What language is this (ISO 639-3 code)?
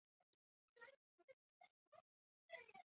zho